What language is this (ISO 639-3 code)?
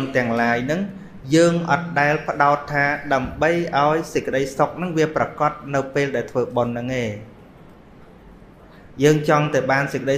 vie